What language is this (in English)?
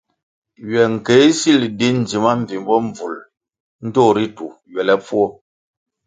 Kwasio